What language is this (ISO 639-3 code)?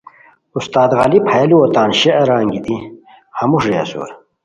khw